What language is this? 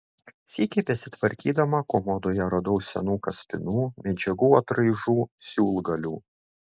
Lithuanian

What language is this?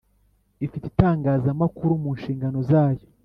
Kinyarwanda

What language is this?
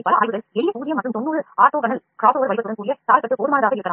Tamil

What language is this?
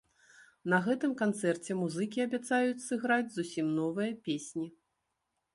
Belarusian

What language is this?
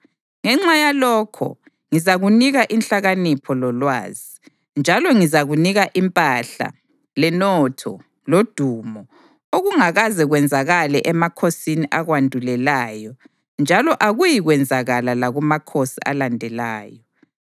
North Ndebele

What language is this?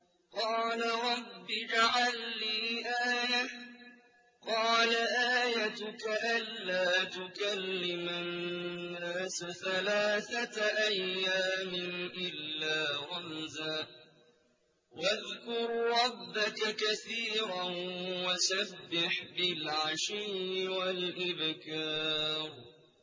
Arabic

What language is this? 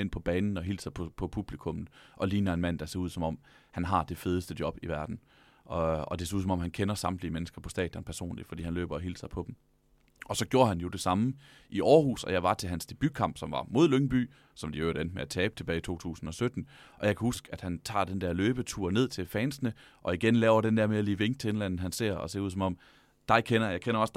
Danish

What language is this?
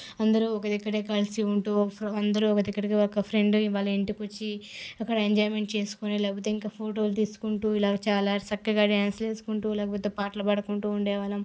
Telugu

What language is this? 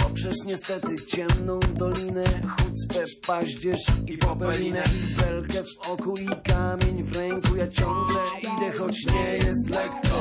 Slovak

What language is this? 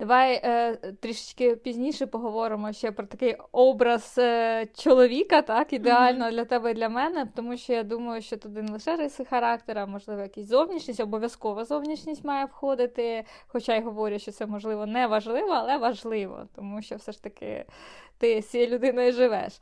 Ukrainian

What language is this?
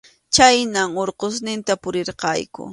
Arequipa-La Unión Quechua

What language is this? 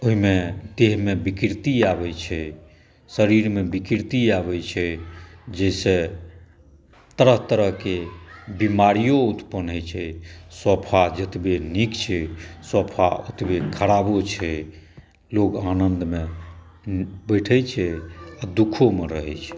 Maithili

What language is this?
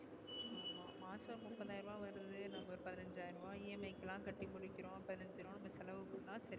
Tamil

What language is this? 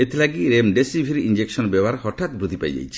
Odia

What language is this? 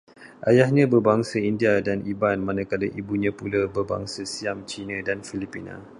Malay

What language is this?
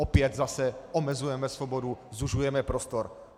Czech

